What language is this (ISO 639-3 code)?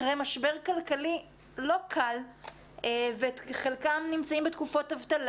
heb